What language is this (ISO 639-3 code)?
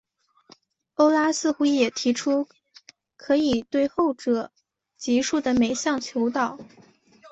zho